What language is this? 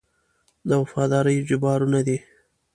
Pashto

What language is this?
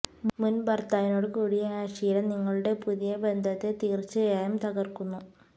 Malayalam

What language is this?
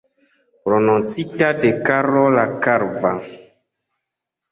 Esperanto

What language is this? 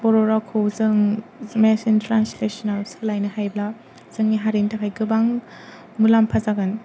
Bodo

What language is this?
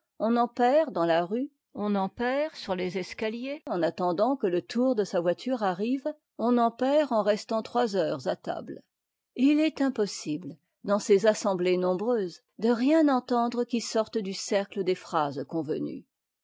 French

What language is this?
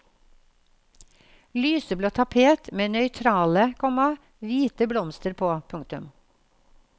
Norwegian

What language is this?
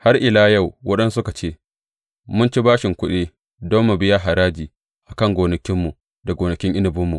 Hausa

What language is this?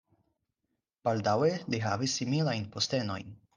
Esperanto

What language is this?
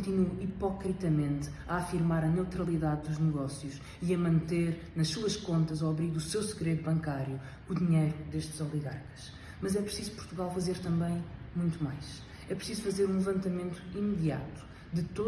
Portuguese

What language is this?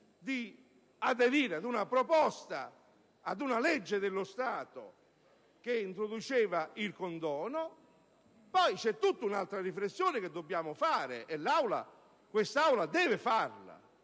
Italian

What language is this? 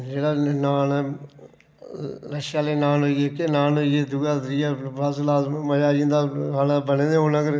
Dogri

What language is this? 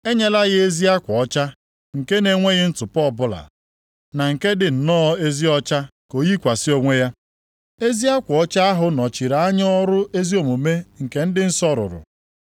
Igbo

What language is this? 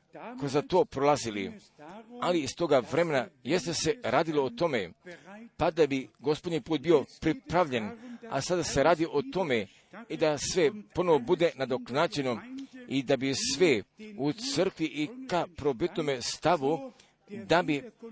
Croatian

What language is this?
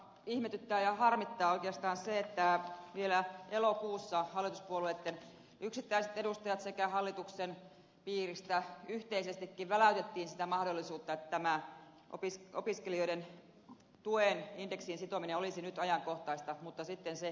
Finnish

